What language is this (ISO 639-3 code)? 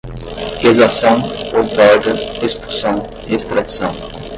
por